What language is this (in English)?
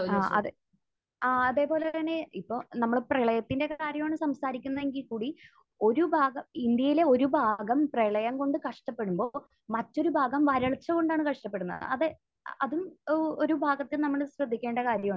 Malayalam